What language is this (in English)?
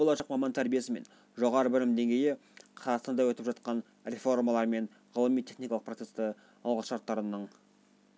Kazakh